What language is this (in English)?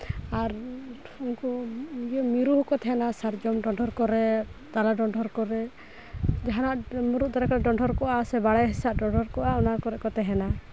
Santali